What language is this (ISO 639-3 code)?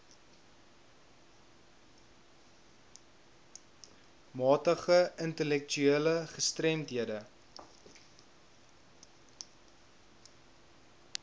afr